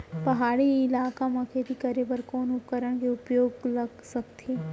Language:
Chhattisgarhi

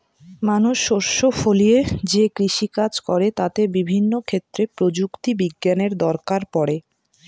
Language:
Bangla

